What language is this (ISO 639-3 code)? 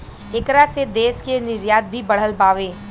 bho